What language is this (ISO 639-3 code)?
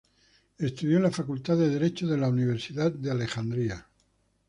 spa